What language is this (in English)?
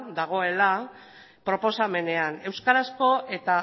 Basque